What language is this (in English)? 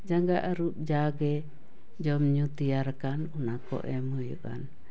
Santali